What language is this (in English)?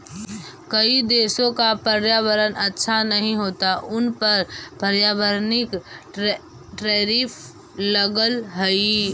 Magahi